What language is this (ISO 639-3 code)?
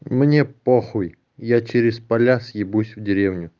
rus